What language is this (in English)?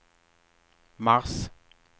Swedish